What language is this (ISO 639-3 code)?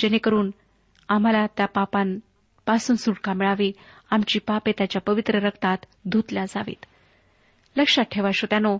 mar